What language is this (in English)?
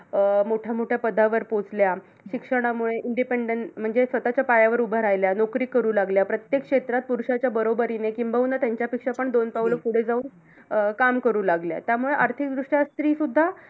Marathi